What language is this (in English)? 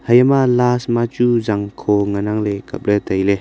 Wancho Naga